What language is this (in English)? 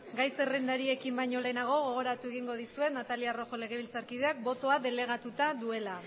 Basque